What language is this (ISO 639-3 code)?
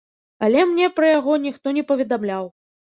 bel